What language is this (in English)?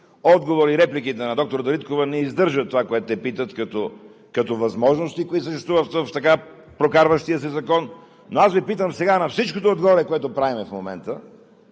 Bulgarian